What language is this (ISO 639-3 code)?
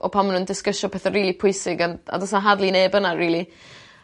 cym